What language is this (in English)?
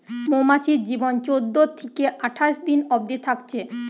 Bangla